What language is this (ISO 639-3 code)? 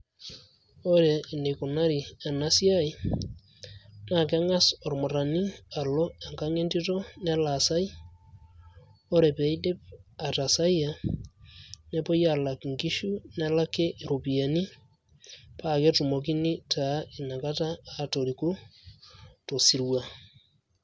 mas